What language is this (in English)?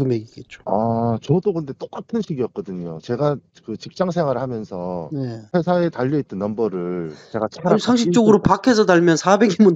Korean